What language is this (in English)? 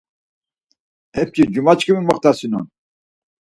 Laz